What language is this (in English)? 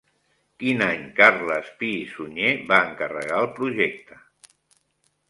Catalan